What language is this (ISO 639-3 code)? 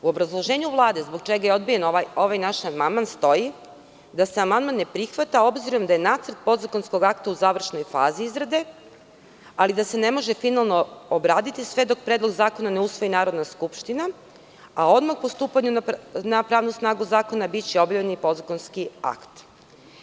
srp